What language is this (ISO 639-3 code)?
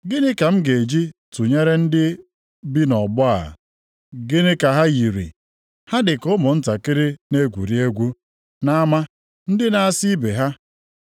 ibo